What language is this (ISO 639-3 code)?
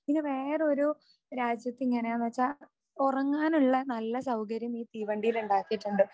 mal